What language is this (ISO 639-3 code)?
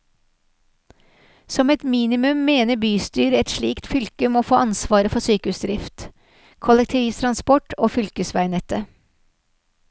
nor